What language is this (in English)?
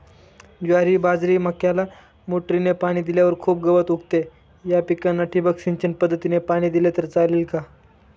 Marathi